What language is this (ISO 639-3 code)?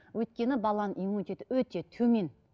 kaz